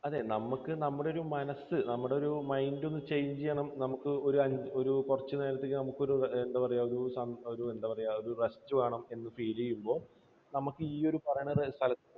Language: Malayalam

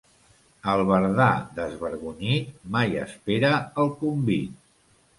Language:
Catalan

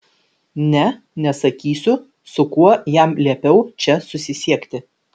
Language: Lithuanian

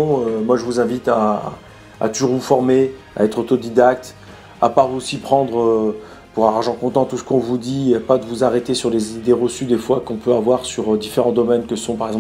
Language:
French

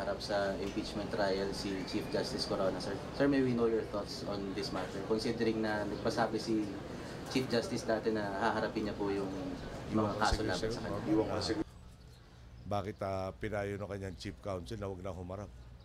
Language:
Filipino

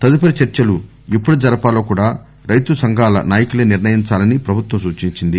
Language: Telugu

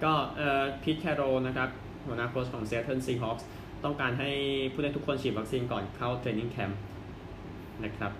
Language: Thai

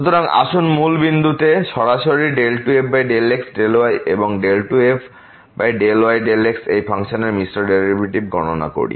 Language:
Bangla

